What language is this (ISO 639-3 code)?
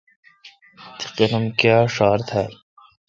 xka